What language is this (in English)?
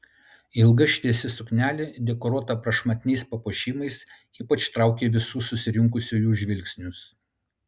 Lithuanian